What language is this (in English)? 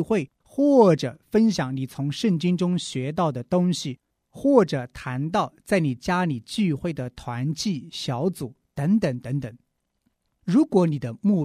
Chinese